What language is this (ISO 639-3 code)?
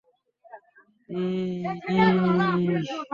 ben